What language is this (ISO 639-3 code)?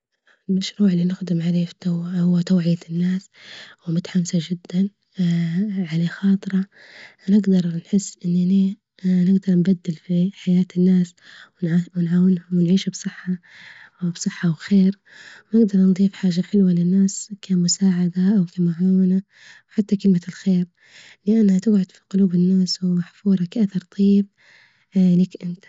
ayl